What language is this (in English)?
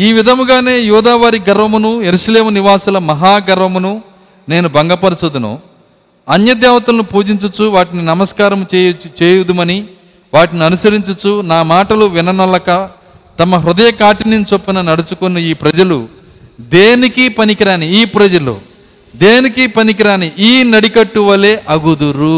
Telugu